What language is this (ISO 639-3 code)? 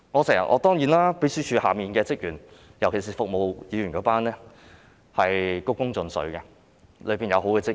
yue